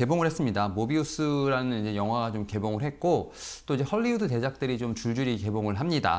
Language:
Korean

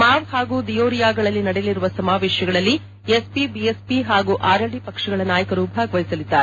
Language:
Kannada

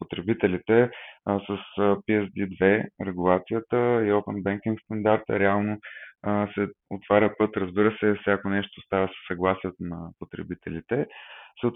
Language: Bulgarian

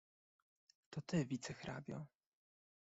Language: Polish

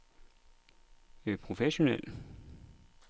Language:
Danish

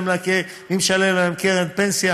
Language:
Hebrew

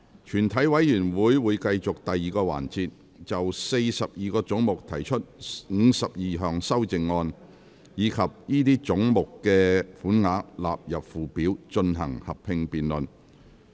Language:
Cantonese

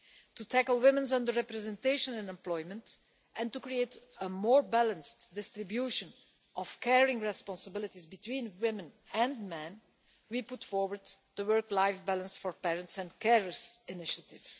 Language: English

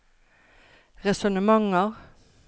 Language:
Norwegian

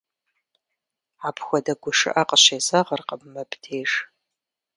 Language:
Kabardian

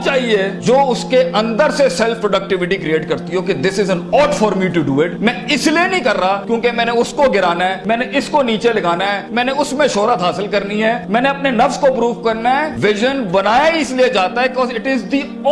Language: Urdu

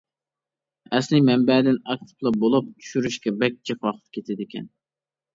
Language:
Uyghur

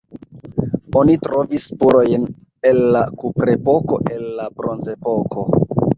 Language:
Esperanto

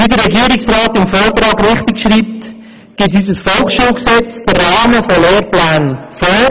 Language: Swiss German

